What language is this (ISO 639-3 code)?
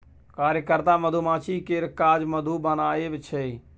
mai